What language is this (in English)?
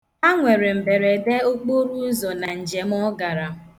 Igbo